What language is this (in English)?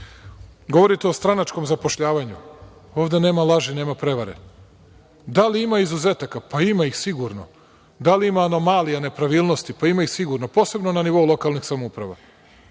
Serbian